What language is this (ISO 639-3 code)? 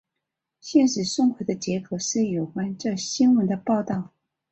zho